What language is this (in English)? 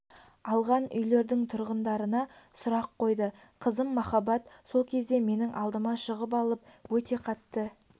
Kazakh